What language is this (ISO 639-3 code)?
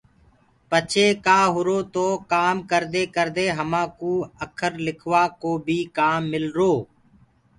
ggg